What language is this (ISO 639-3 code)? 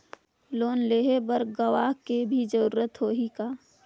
hne